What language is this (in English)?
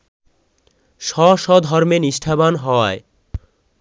Bangla